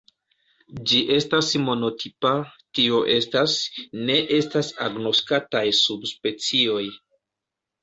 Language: Esperanto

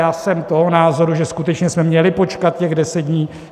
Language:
Czech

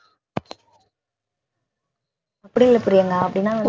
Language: Tamil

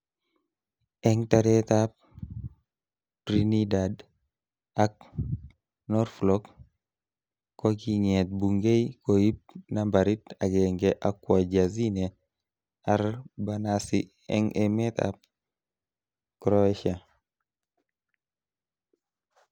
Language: Kalenjin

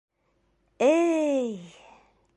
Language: Bashkir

